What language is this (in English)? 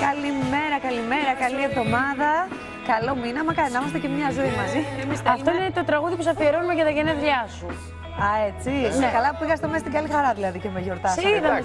Greek